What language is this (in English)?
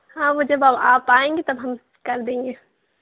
Urdu